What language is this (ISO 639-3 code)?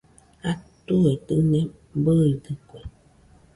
hux